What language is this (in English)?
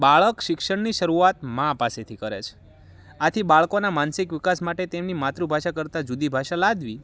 Gujarati